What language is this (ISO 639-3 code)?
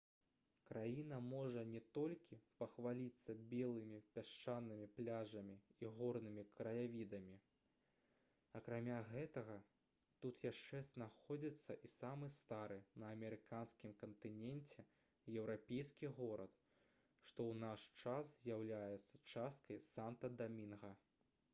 bel